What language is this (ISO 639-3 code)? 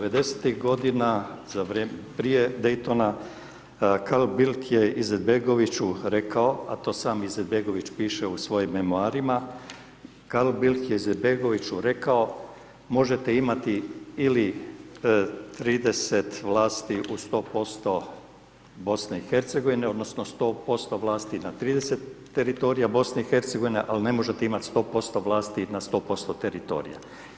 hrv